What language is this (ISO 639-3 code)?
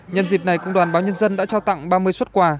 vie